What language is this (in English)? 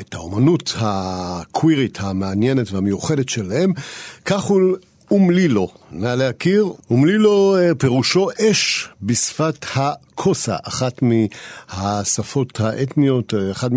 Hebrew